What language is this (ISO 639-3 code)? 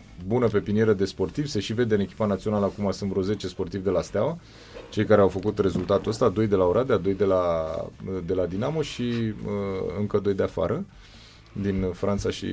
ron